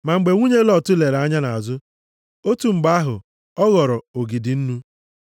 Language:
Igbo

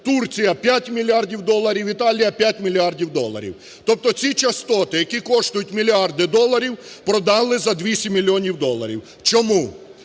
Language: Ukrainian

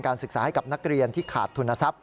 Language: Thai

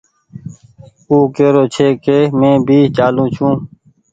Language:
Goaria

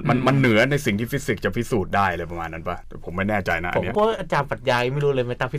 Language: Thai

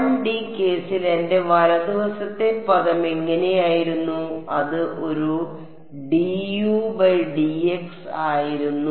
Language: Malayalam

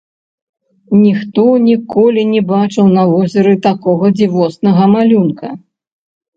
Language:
Belarusian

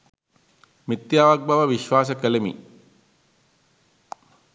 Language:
Sinhala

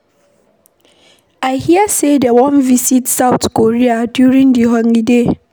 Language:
Nigerian Pidgin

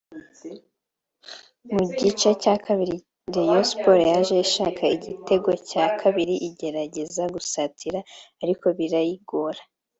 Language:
Kinyarwanda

